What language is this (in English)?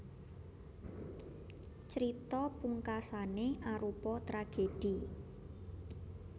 Javanese